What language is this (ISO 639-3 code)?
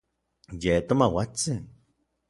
nlv